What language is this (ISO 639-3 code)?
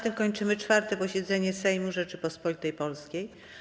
pol